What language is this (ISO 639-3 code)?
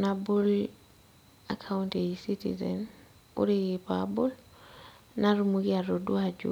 mas